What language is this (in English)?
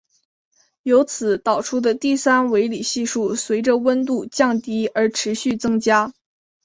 Chinese